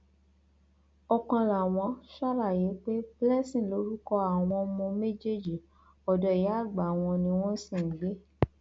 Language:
Yoruba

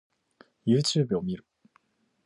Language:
Japanese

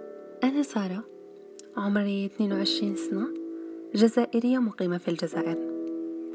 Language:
Arabic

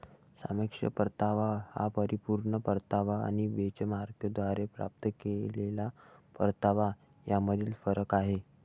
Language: Marathi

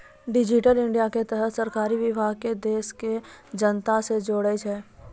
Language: Maithili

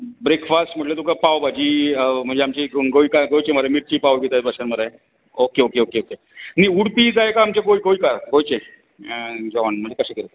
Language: Konkani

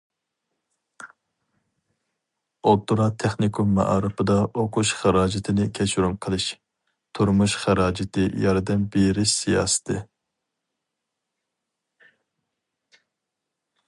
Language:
Uyghur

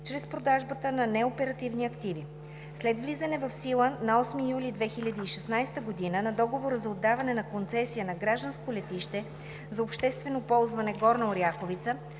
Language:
Bulgarian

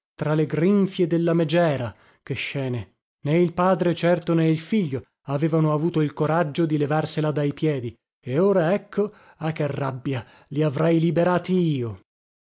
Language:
Italian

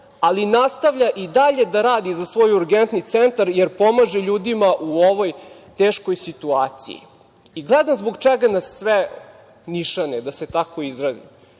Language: Serbian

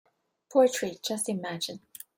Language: English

